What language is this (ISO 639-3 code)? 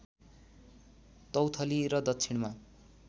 nep